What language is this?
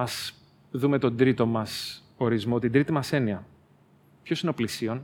Greek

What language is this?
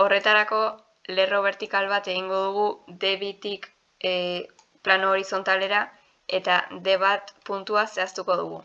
Basque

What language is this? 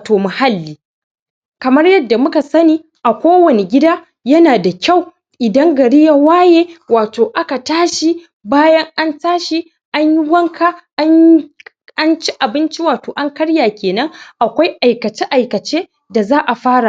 Hausa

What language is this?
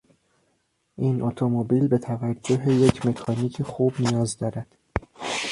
Persian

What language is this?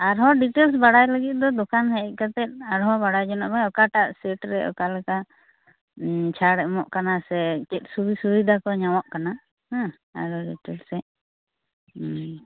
Santali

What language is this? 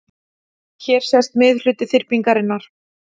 Icelandic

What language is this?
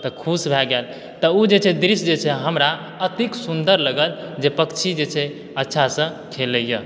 Maithili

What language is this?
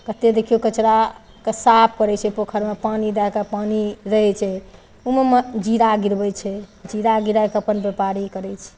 Maithili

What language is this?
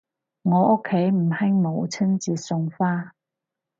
Cantonese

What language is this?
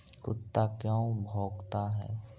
Magahi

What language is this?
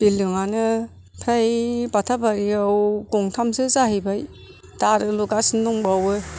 Bodo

